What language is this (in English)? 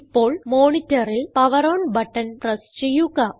Malayalam